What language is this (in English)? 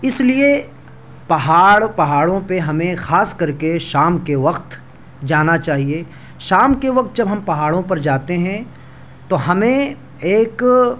Urdu